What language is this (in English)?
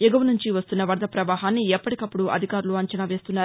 Telugu